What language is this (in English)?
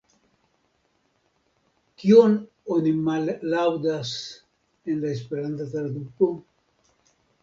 Esperanto